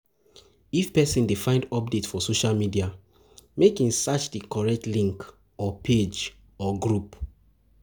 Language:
Nigerian Pidgin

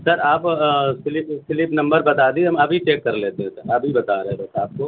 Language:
Urdu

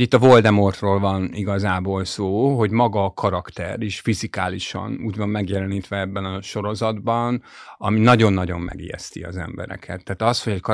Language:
Hungarian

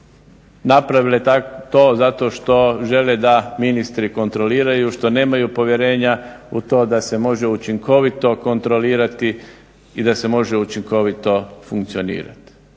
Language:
Croatian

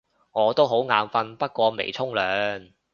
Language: Cantonese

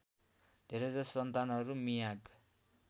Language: Nepali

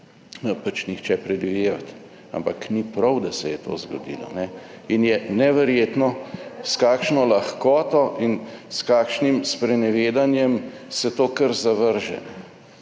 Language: Slovenian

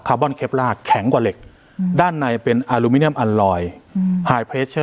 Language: Thai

